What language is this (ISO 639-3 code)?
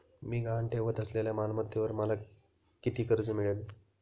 mar